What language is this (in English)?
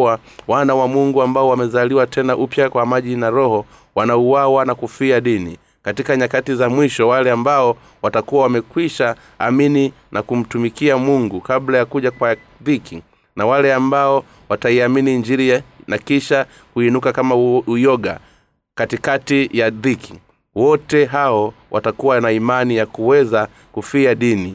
Swahili